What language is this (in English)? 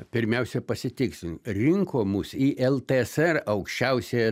Lithuanian